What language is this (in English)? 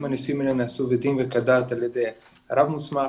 Hebrew